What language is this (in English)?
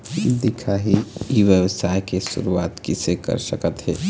Chhattisgarhi